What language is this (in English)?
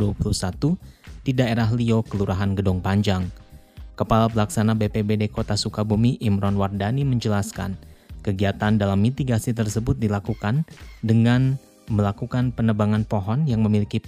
Indonesian